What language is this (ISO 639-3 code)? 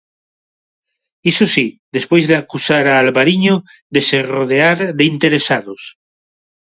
glg